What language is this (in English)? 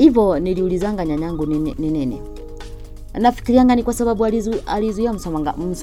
Swahili